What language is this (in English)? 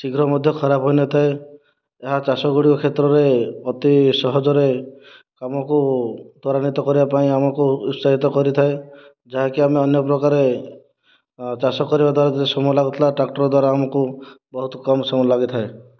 Odia